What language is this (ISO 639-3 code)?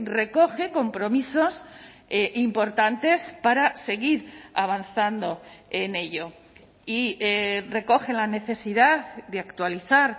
spa